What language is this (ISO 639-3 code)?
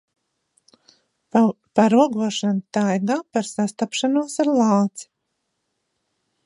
lav